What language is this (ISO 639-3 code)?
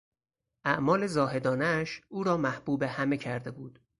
fas